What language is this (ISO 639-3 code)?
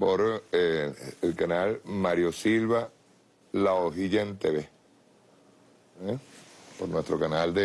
spa